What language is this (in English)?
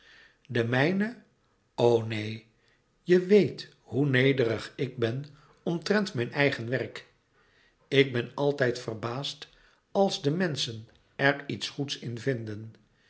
Dutch